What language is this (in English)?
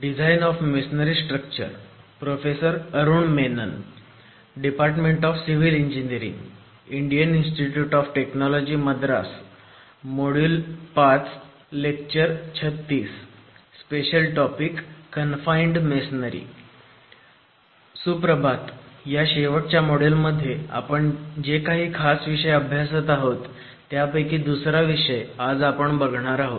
Marathi